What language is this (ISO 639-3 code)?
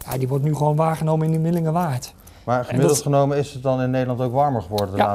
nld